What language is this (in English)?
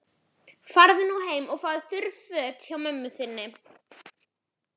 Icelandic